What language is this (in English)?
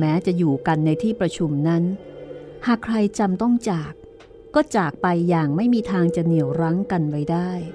Thai